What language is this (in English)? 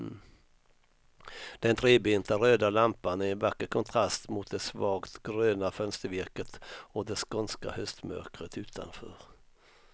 Swedish